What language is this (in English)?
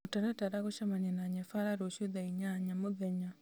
Kikuyu